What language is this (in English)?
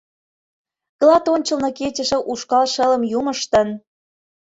Mari